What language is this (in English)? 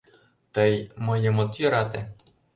Mari